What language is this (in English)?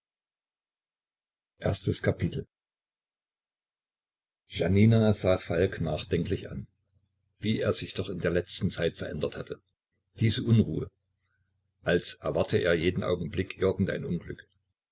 German